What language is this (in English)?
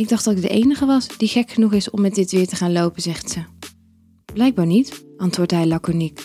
Dutch